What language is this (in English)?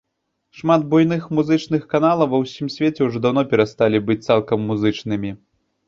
Belarusian